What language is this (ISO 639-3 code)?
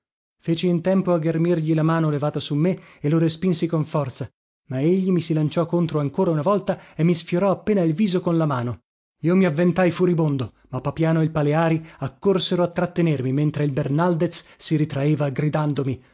ita